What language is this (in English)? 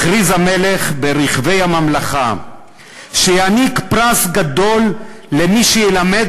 Hebrew